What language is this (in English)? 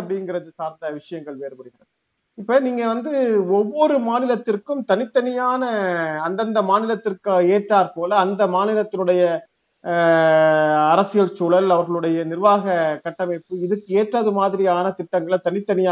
Tamil